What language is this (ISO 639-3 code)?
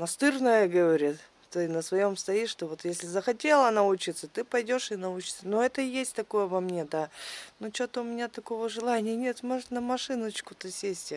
rus